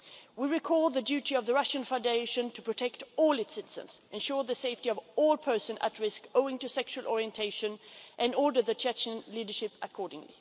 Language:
English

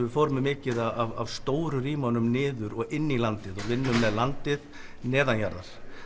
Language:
Icelandic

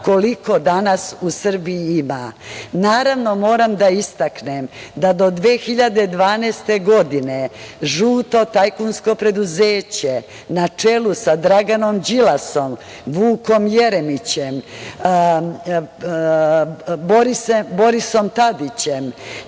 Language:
Serbian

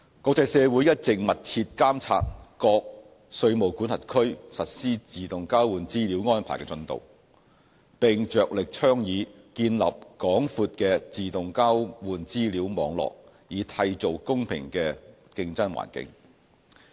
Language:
Cantonese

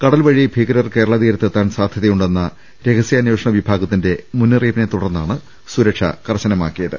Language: Malayalam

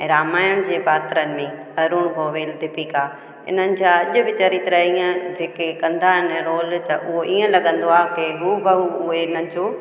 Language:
Sindhi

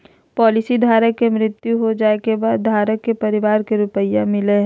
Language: Magahi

